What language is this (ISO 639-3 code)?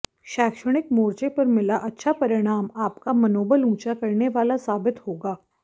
hin